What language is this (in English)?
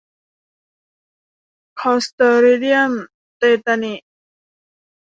Thai